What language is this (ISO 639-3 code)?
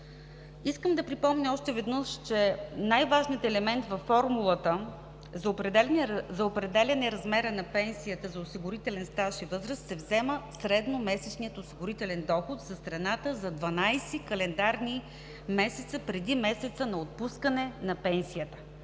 bul